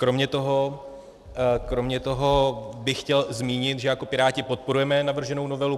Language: Czech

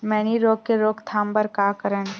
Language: Chhattisgarhi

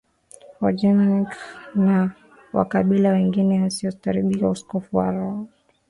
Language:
Swahili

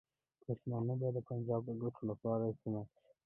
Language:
Pashto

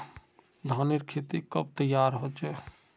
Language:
Magahi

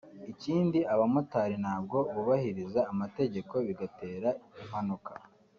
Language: Kinyarwanda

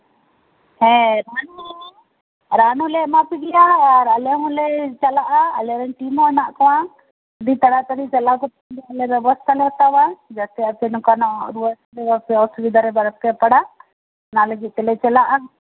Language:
Santali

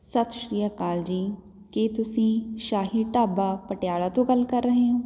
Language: Punjabi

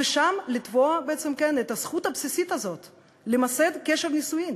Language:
Hebrew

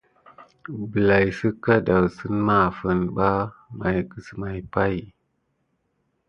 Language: Gidar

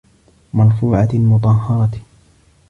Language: Arabic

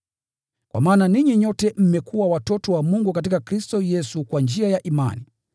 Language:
Swahili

